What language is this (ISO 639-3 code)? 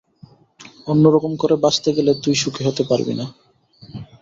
ben